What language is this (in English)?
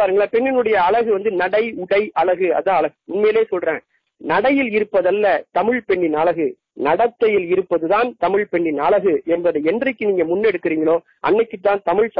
Tamil